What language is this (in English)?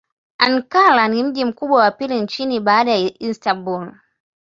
Swahili